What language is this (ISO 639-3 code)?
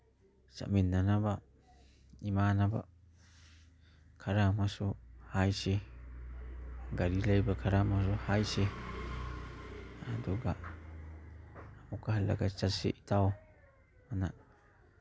mni